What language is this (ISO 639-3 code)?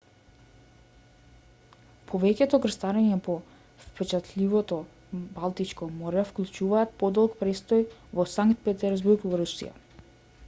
mkd